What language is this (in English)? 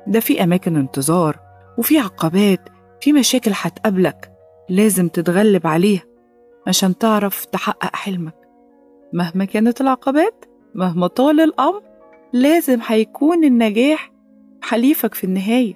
Arabic